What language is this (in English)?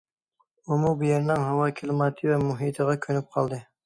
Uyghur